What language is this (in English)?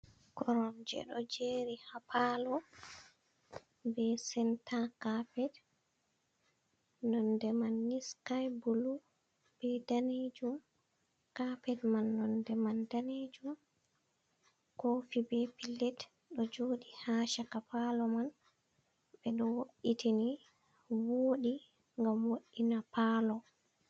Fula